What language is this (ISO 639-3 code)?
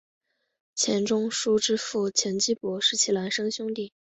zho